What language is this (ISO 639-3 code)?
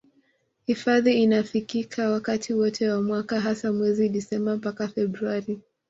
swa